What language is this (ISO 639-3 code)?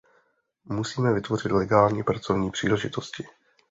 ces